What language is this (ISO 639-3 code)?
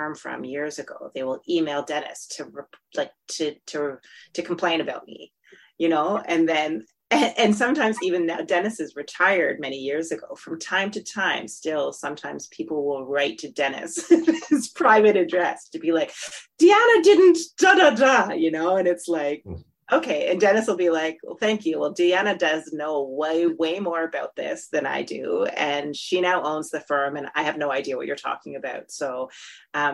eng